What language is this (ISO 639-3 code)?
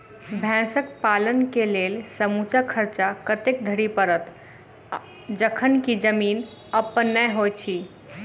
mai